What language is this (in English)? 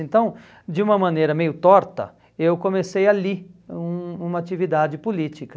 Portuguese